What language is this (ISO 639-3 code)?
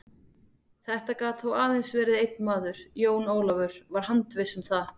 isl